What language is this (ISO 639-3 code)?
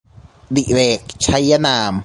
tha